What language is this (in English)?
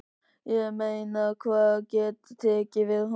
Icelandic